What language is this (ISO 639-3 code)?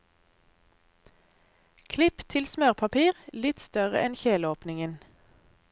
nor